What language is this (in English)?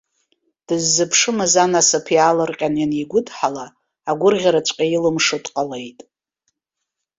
Abkhazian